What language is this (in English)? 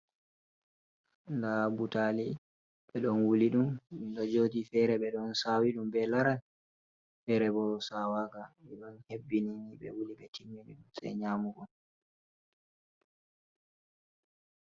Fula